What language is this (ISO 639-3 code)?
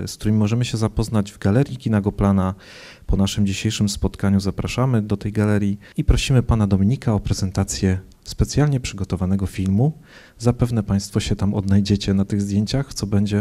pol